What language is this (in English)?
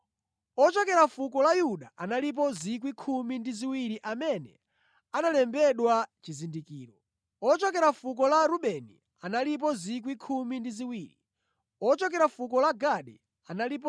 Nyanja